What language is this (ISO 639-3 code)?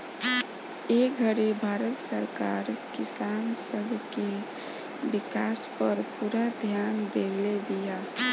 bho